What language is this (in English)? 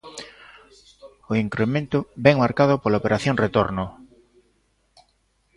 Galician